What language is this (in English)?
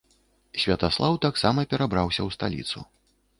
Belarusian